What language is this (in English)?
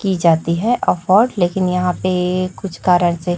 Hindi